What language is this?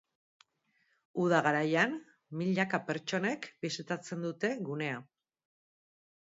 Basque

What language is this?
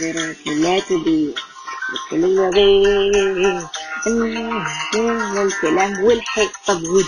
Arabic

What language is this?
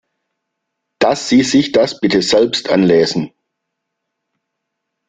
German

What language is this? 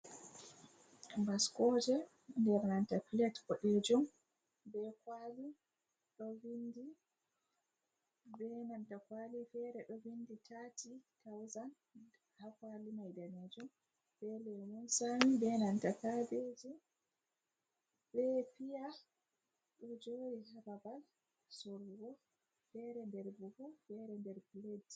Fula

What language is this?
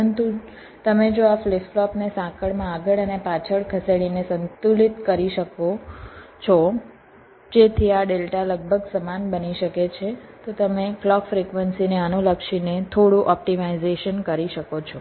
Gujarati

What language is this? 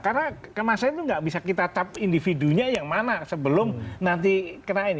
Indonesian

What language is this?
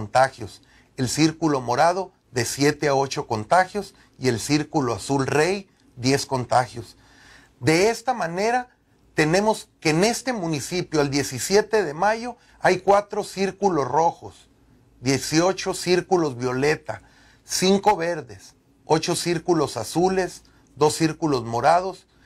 Spanish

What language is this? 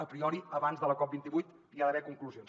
Catalan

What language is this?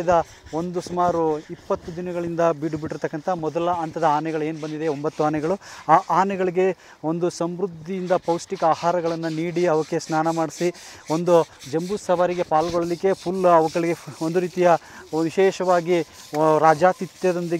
Romanian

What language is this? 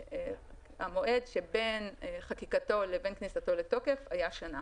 Hebrew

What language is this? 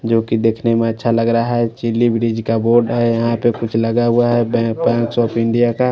Hindi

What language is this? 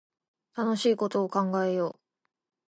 Japanese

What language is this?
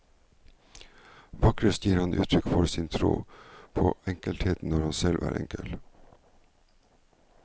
Norwegian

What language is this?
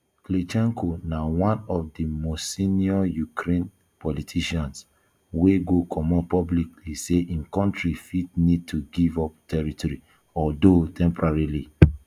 Nigerian Pidgin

